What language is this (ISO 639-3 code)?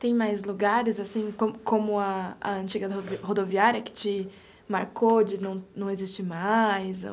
por